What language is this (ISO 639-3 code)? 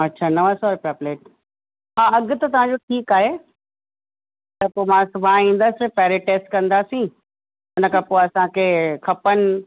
snd